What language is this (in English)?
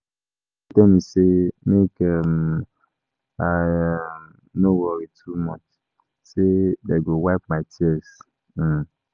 Nigerian Pidgin